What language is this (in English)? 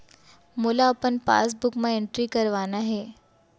Chhattisgarhi